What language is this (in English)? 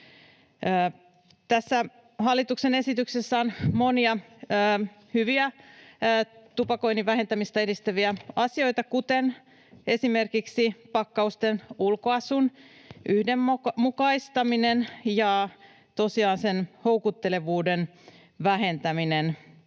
Finnish